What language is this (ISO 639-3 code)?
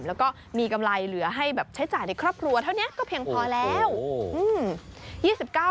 tha